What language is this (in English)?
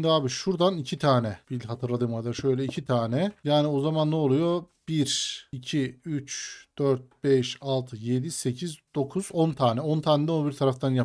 Turkish